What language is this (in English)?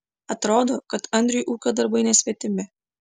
Lithuanian